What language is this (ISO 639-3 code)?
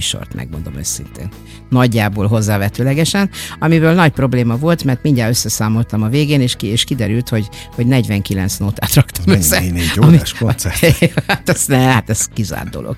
hun